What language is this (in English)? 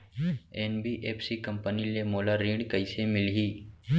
Chhattisgarhi